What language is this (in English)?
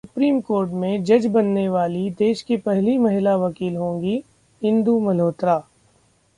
Hindi